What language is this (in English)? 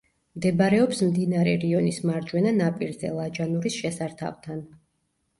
Georgian